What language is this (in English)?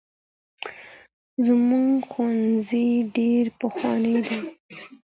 Pashto